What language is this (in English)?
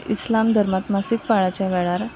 Konkani